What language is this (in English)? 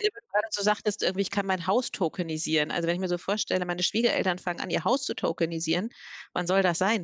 German